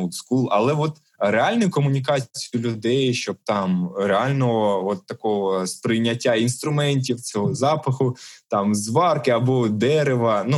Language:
Ukrainian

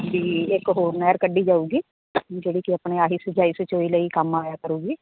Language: Punjabi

